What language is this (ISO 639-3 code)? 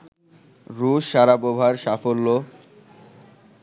ben